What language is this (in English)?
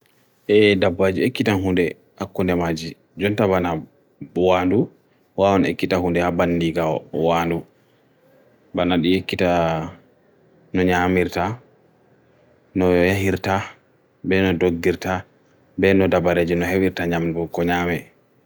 Bagirmi Fulfulde